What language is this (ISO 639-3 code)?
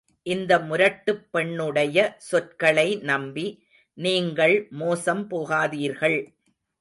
tam